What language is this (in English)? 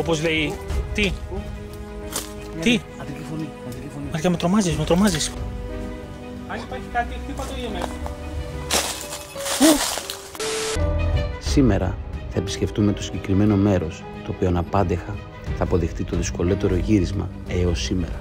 Greek